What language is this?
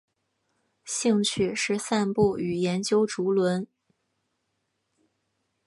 Chinese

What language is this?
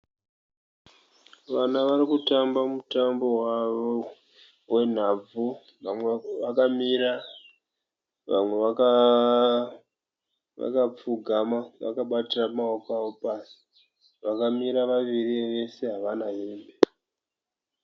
Shona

